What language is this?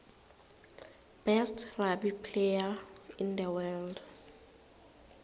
South Ndebele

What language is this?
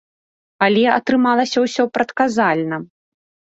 Belarusian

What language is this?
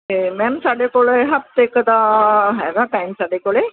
Punjabi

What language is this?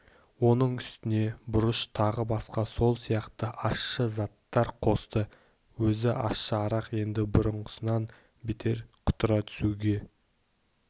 Kazakh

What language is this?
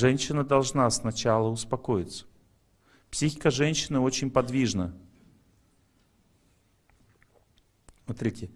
Russian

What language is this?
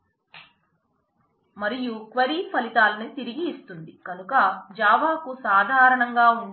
Telugu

